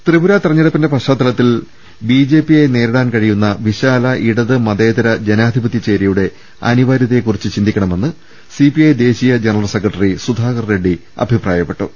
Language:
Malayalam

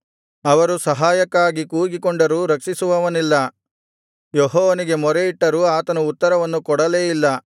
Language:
Kannada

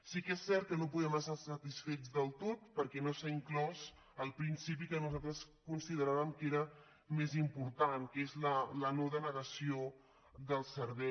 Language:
Catalan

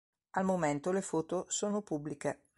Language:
Italian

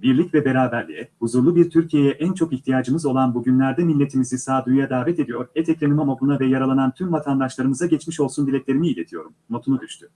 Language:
Turkish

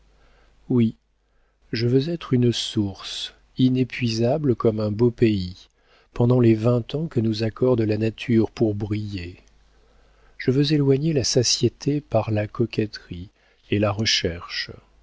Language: French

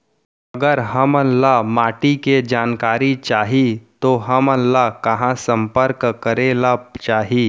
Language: Chhattisgarhi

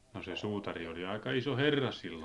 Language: Finnish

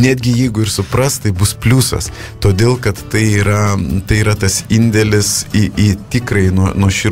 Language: Lithuanian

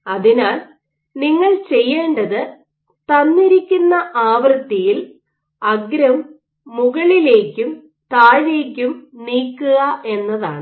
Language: Malayalam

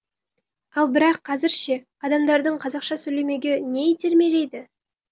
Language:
Kazakh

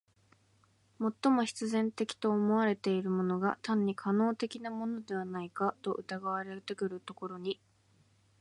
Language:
Japanese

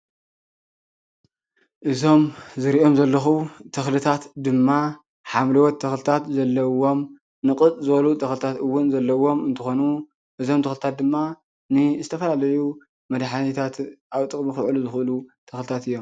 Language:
Tigrinya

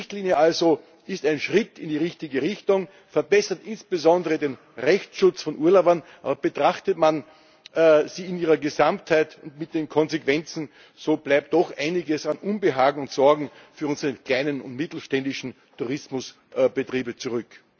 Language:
German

